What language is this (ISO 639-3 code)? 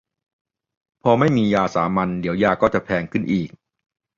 tha